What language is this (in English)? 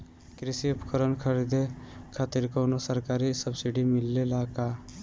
Bhojpuri